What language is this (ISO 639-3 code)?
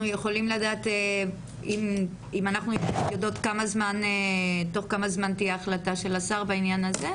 heb